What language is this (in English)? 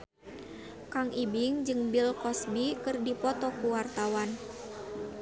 Sundanese